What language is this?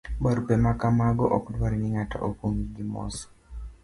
Luo (Kenya and Tanzania)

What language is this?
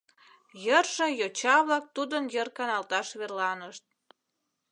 Mari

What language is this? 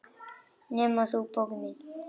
Icelandic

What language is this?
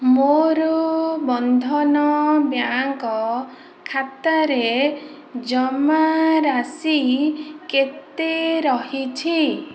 Odia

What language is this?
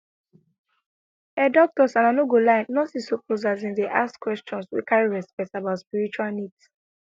Nigerian Pidgin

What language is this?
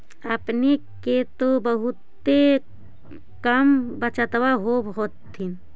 Magahi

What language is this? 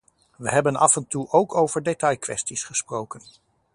Dutch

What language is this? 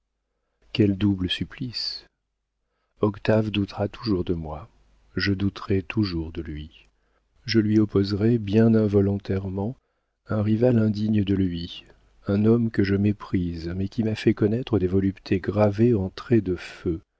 French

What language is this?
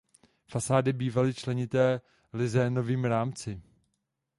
Czech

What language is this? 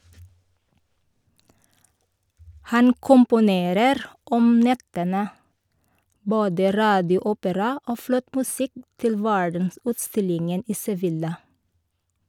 Norwegian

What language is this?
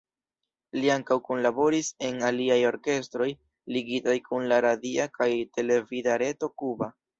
Esperanto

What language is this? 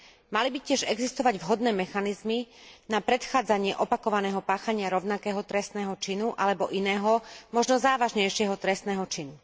Slovak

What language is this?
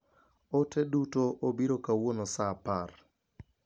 Luo (Kenya and Tanzania)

